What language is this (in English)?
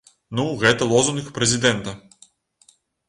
Belarusian